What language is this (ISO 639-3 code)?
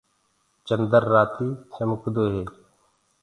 ggg